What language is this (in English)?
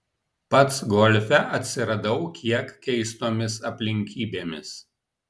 Lithuanian